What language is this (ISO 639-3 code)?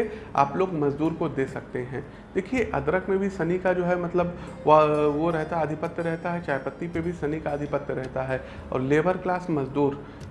hin